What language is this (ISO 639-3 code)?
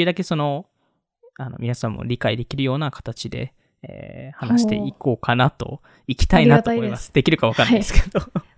jpn